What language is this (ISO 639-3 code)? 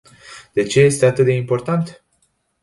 ron